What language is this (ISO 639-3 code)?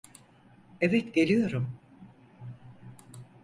tur